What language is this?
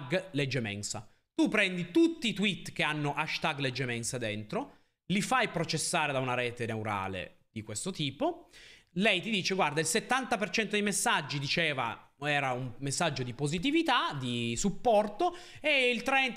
Italian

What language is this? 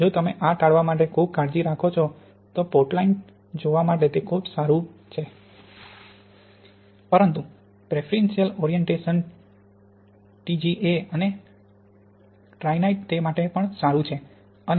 Gujarati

